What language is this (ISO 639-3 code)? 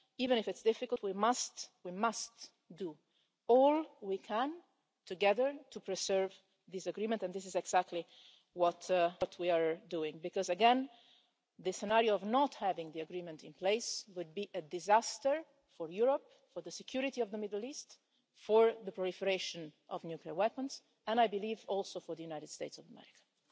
eng